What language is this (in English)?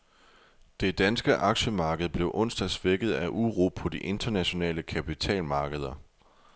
Danish